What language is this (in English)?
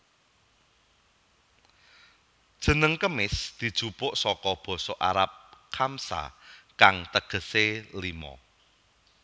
Javanese